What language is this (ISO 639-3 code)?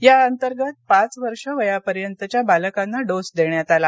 mar